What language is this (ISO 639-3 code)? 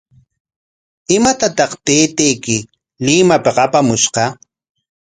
qwa